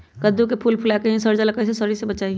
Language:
Magahi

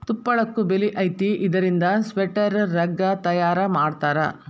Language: Kannada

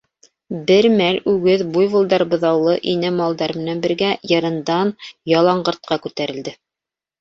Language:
Bashkir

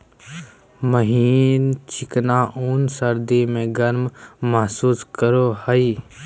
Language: Magahi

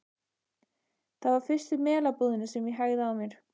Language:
Icelandic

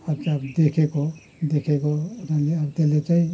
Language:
Nepali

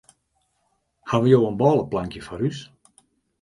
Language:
Western Frisian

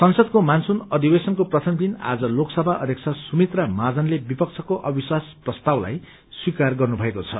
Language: Nepali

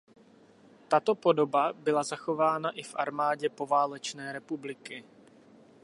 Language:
Czech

